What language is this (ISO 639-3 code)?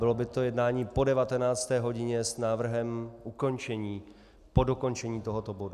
ces